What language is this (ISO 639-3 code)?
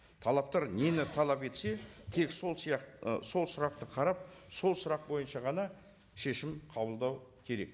kaz